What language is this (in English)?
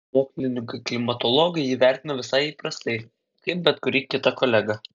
Lithuanian